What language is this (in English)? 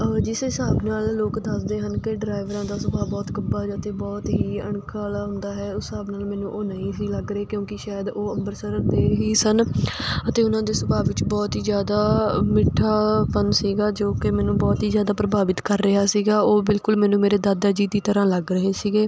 Punjabi